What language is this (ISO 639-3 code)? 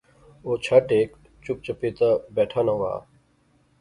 phr